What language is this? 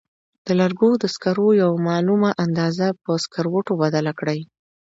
Pashto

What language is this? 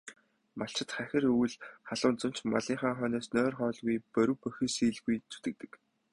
Mongolian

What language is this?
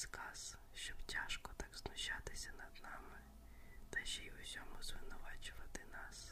Ukrainian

